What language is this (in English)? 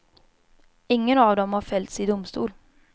Swedish